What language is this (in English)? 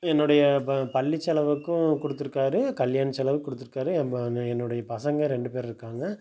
Tamil